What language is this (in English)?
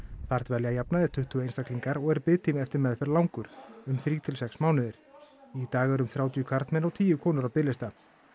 Icelandic